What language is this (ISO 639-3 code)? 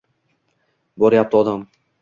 uzb